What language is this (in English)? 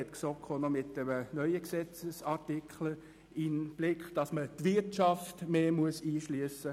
Swiss German